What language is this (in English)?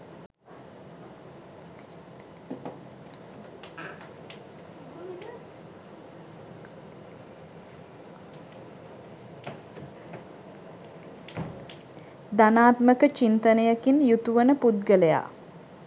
Sinhala